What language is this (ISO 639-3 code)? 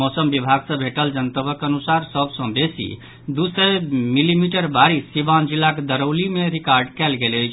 mai